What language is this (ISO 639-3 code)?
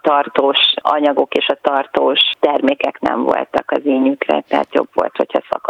hun